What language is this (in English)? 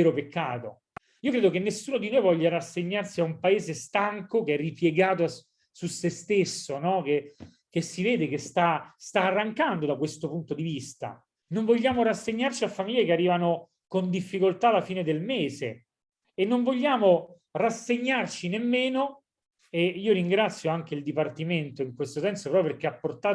Italian